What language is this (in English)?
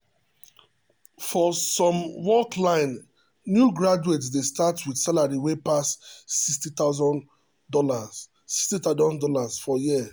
Nigerian Pidgin